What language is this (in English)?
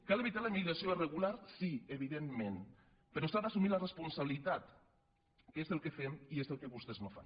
Catalan